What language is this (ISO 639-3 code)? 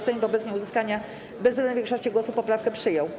pol